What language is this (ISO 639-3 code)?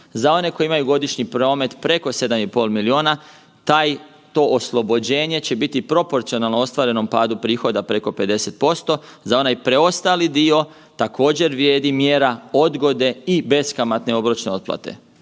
hrv